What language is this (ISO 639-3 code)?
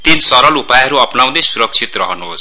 nep